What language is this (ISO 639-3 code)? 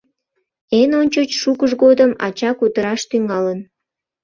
chm